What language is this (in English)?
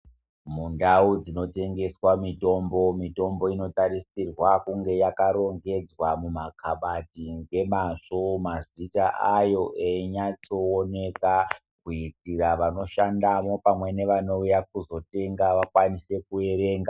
Ndau